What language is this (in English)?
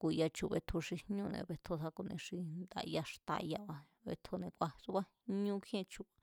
Mazatlán Mazatec